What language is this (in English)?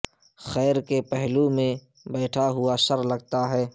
Urdu